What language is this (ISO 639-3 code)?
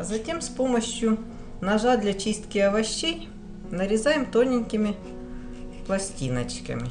rus